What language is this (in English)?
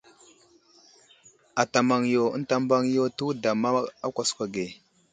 Wuzlam